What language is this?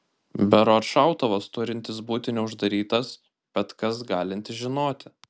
Lithuanian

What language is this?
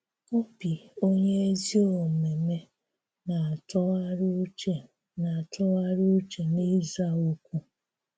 Igbo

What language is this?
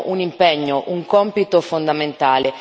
Italian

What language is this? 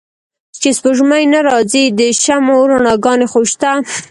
Pashto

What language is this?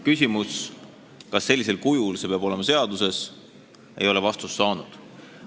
Estonian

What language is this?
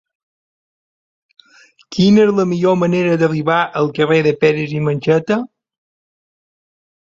Catalan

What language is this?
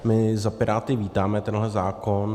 Czech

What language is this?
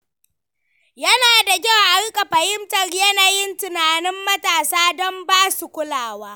Hausa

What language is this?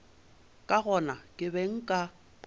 Northern Sotho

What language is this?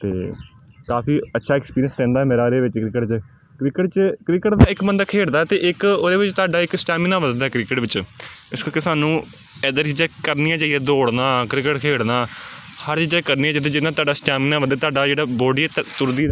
Punjabi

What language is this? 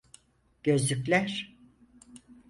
Turkish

